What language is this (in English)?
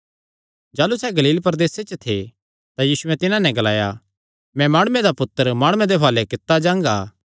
Kangri